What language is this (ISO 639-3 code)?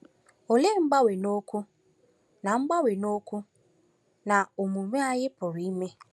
ibo